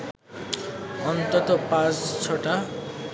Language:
Bangla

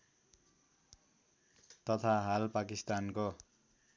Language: Nepali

